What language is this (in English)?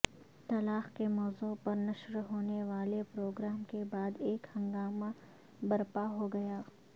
Urdu